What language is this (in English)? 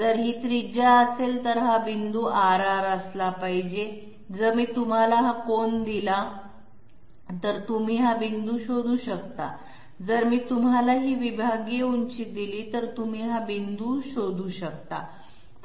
Marathi